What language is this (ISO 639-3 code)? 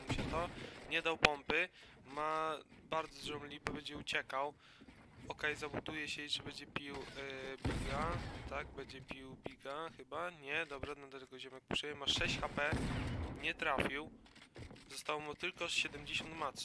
pol